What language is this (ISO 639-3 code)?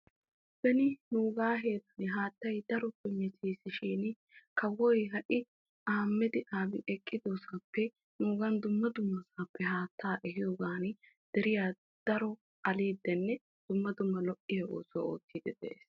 wal